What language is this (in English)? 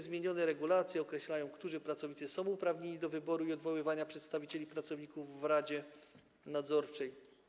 Polish